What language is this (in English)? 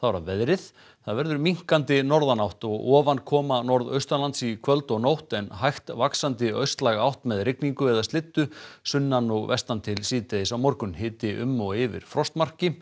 Icelandic